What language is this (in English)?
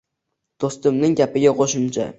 Uzbek